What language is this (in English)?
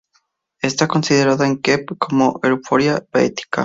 Spanish